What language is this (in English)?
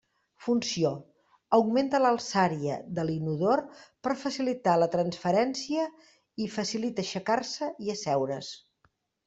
Catalan